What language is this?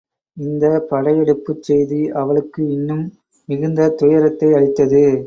Tamil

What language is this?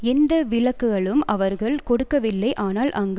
Tamil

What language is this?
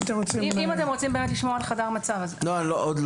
Hebrew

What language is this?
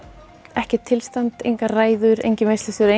Icelandic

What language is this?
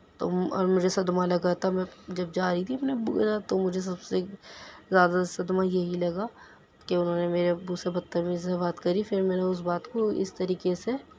Urdu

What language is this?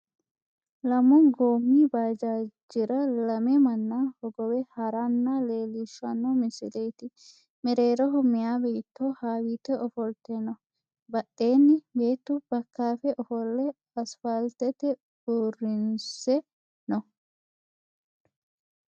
Sidamo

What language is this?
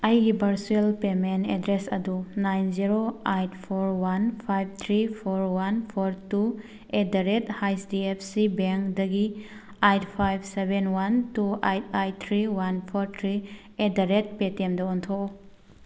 Manipuri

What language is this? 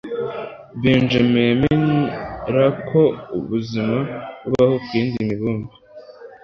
Kinyarwanda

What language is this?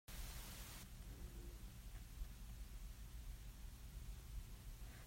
Hakha Chin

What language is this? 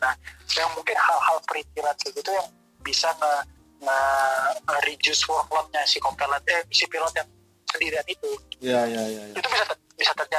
Indonesian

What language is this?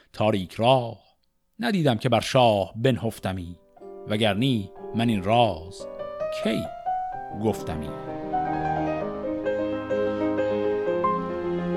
Persian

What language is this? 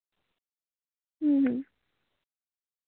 Santali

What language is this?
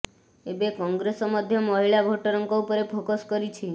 Odia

